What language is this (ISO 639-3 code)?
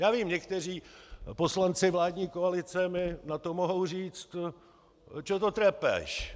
ces